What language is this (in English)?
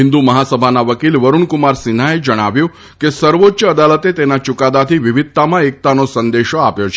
Gujarati